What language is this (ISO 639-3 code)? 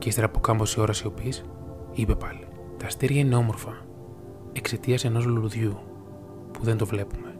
ell